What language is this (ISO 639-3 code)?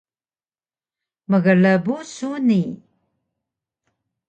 trv